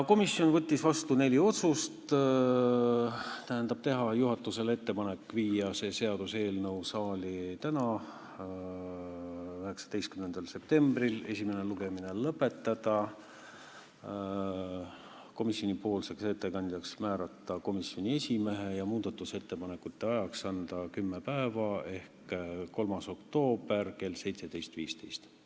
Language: Estonian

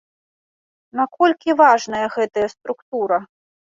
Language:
Belarusian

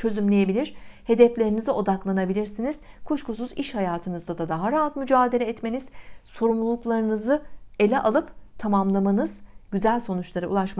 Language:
Turkish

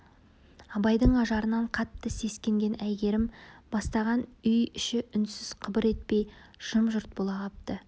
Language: Kazakh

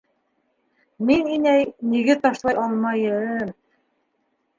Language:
Bashkir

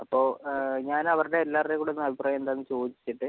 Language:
Malayalam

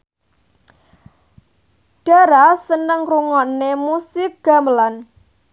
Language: Javanese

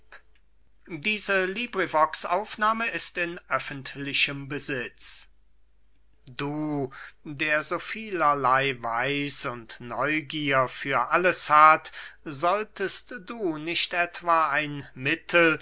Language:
German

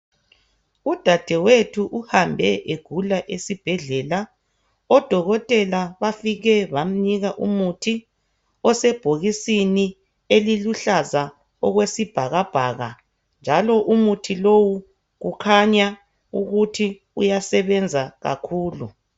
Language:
North Ndebele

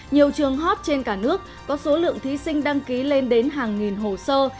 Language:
Vietnamese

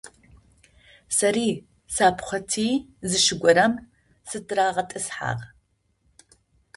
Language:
Adyghe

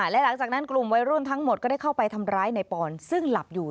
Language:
Thai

